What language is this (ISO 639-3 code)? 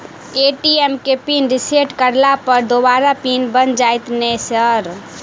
mai